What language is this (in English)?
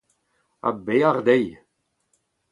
Breton